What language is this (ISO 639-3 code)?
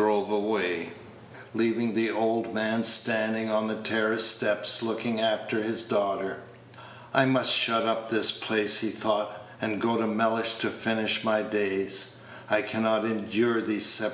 eng